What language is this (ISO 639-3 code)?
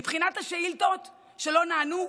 heb